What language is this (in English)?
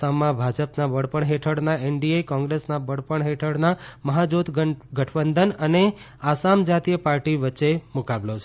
Gujarati